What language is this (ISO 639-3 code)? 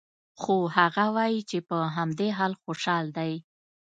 pus